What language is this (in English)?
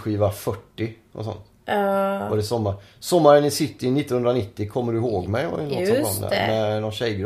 Swedish